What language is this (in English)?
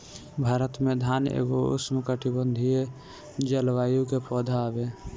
Bhojpuri